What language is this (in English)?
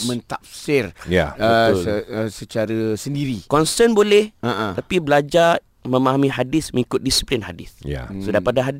Malay